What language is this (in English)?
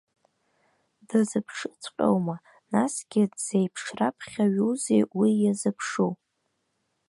Abkhazian